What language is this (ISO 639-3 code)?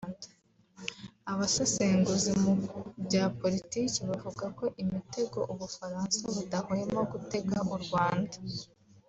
kin